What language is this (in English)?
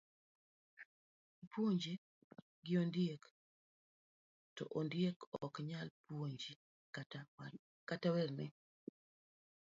Luo (Kenya and Tanzania)